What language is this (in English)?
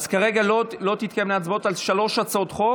Hebrew